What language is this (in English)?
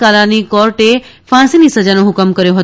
Gujarati